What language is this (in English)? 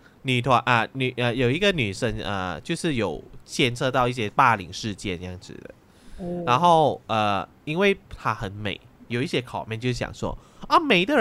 Chinese